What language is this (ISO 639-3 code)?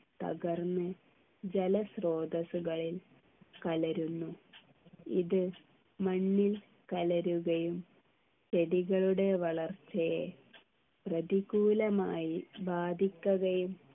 mal